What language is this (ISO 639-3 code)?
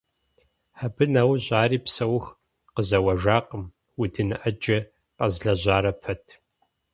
kbd